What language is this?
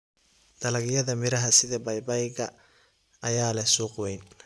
Somali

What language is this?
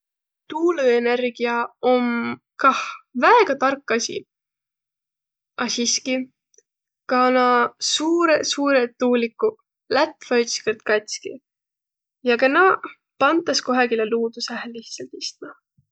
Võro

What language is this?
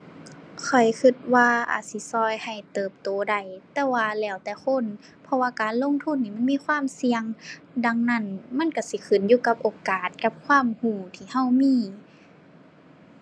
Thai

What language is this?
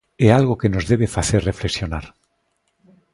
Galician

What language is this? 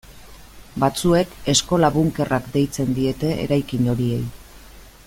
Basque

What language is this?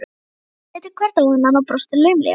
Icelandic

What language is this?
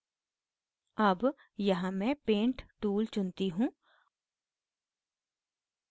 Hindi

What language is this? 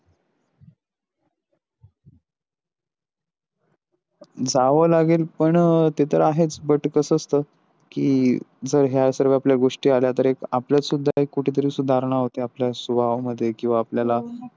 Marathi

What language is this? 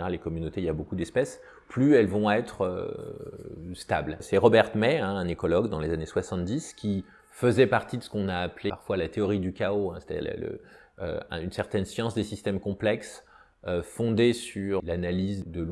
French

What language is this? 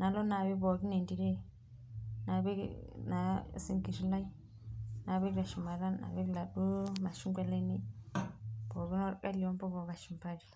Masai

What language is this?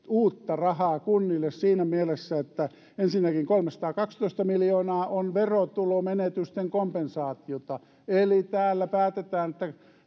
Finnish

